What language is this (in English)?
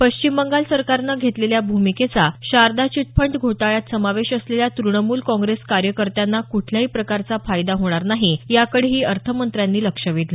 Marathi